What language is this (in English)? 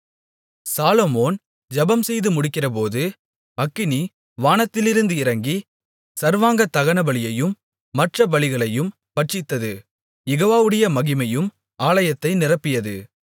Tamil